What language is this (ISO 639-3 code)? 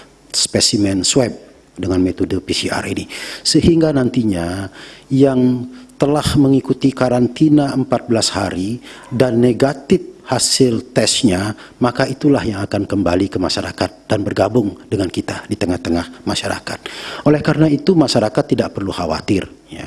ind